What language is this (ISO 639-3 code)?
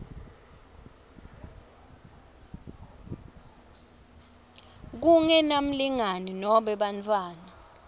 ssw